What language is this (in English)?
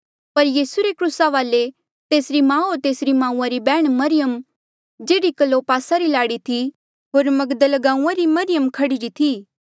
Mandeali